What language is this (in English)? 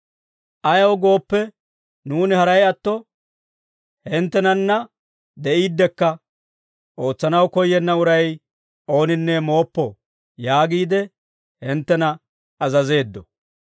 Dawro